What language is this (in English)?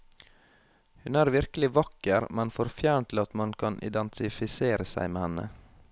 Norwegian